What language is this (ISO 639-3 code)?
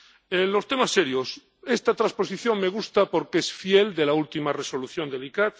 spa